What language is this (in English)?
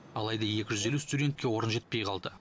Kazakh